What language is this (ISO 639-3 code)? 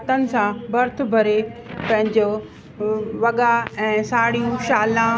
snd